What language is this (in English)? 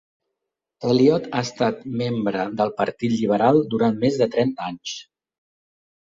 Catalan